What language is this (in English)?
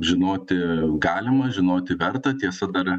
Lithuanian